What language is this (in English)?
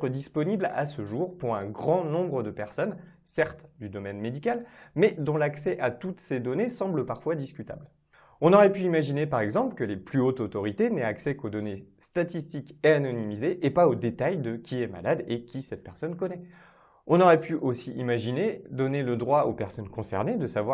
French